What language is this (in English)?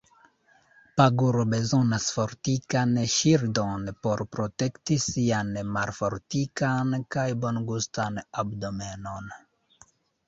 Esperanto